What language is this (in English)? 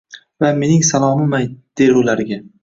Uzbek